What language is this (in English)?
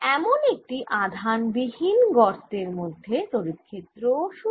Bangla